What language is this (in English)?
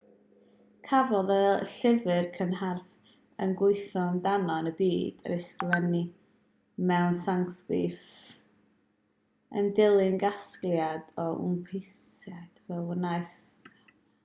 Welsh